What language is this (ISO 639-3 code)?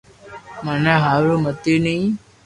lrk